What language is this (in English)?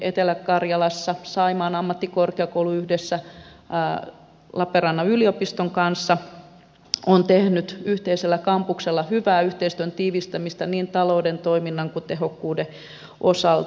Finnish